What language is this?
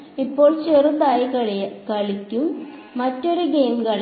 Malayalam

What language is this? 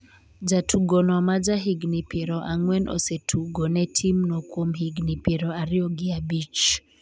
Luo (Kenya and Tanzania)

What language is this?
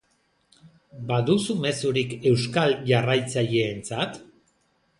Basque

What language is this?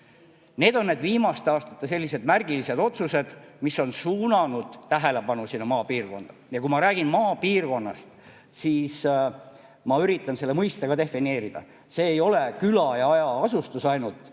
Estonian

